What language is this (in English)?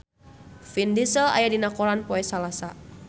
Sundanese